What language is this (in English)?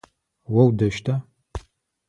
Adyghe